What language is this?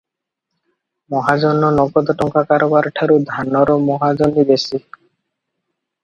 Odia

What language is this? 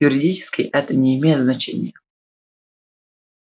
Russian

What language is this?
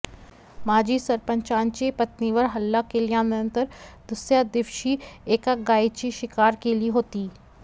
Marathi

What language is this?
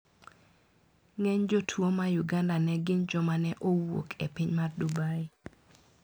Luo (Kenya and Tanzania)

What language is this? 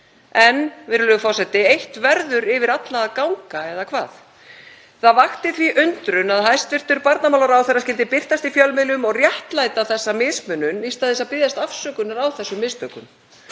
Icelandic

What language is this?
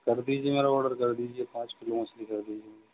Urdu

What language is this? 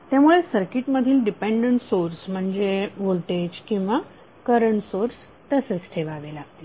Marathi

